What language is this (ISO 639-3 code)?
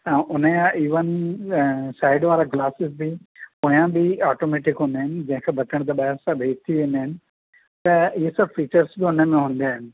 snd